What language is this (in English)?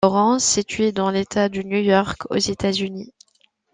French